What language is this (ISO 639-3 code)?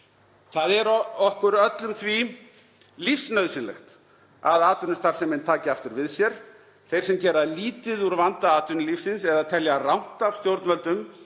isl